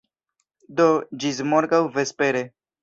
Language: Esperanto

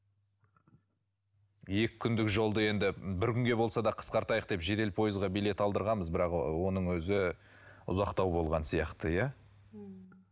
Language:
Kazakh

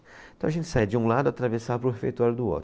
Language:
Portuguese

